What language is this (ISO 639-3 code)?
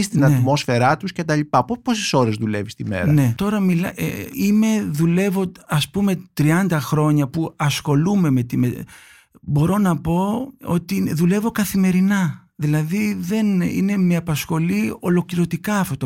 ell